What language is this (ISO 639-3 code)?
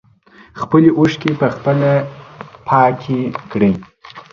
pus